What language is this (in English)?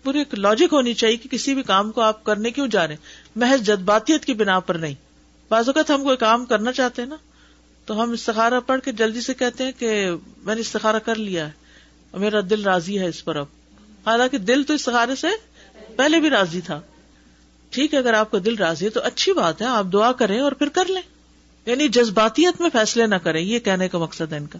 Urdu